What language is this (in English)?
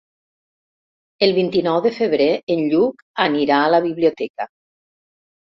Catalan